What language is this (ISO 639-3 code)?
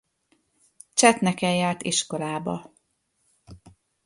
hun